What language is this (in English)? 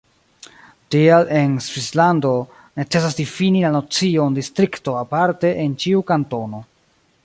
Esperanto